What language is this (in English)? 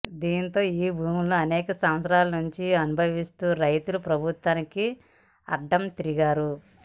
Telugu